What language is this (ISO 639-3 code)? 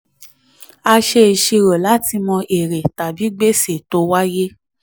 yor